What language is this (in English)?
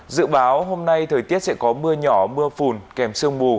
Vietnamese